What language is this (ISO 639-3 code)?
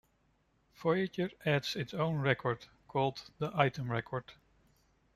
eng